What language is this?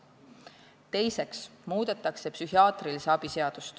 Estonian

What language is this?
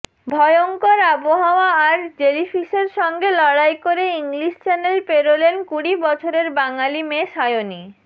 Bangla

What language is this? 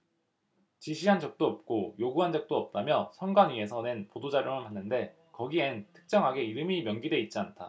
Korean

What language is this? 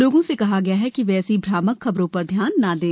Hindi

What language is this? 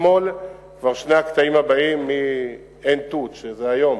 Hebrew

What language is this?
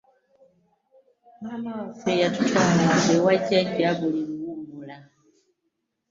Ganda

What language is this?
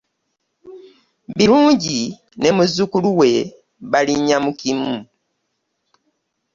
Ganda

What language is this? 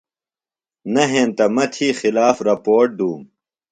Phalura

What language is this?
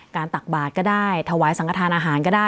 Thai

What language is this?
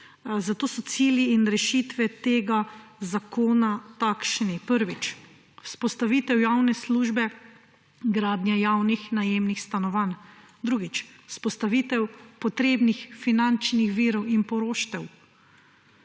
Slovenian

